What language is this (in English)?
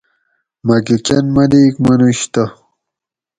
Gawri